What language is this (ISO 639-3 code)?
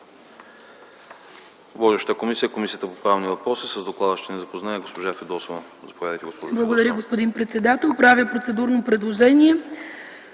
bul